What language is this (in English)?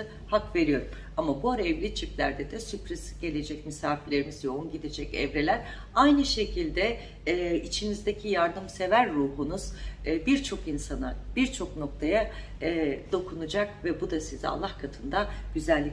Turkish